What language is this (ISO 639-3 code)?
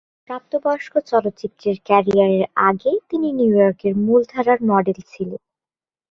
ben